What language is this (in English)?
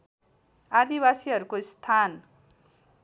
Nepali